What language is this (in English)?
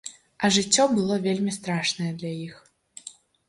Belarusian